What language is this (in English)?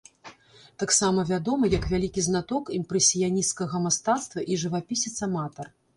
Belarusian